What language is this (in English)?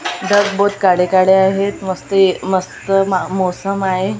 Marathi